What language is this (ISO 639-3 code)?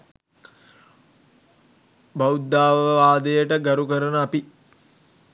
sin